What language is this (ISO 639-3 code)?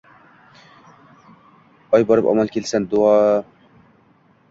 uzb